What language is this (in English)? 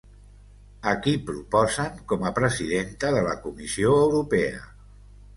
Catalan